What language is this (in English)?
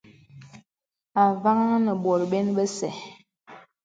Bebele